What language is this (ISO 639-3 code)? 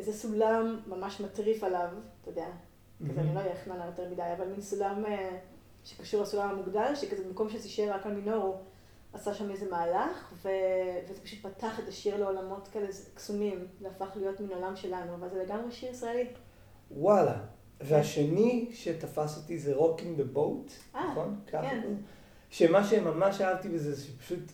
heb